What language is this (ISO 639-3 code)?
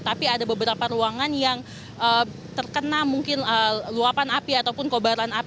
ind